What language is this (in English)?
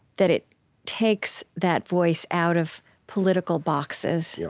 English